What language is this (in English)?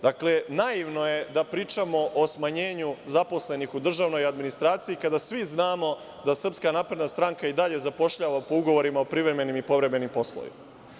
Serbian